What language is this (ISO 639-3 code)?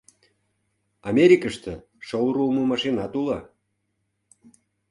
chm